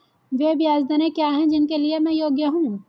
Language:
Hindi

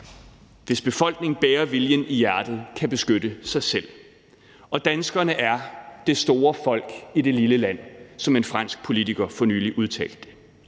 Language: Danish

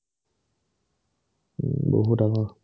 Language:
Assamese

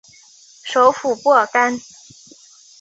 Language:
Chinese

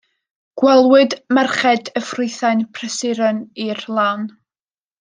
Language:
Welsh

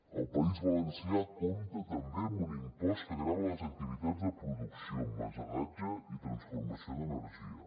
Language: Catalan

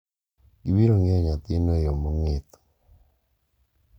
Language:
Luo (Kenya and Tanzania)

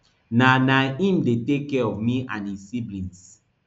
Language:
Nigerian Pidgin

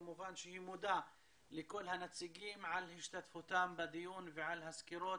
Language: Hebrew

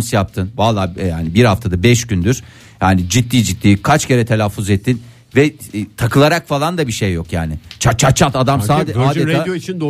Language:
Turkish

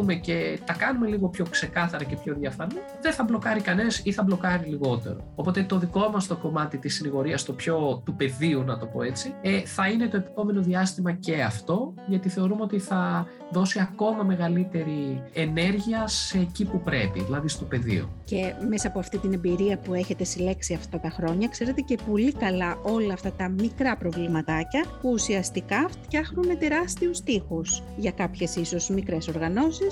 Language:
Greek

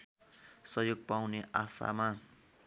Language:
Nepali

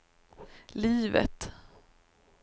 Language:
Swedish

